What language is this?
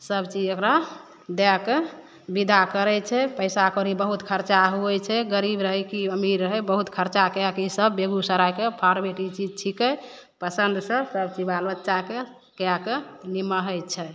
Maithili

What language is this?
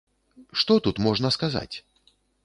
Belarusian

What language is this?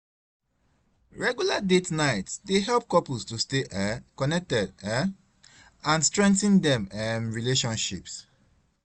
Nigerian Pidgin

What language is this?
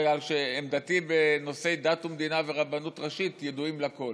Hebrew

